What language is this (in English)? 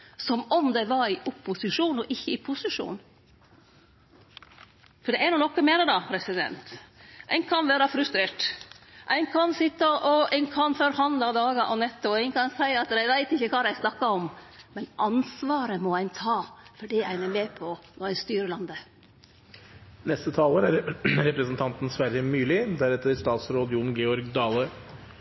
Norwegian Nynorsk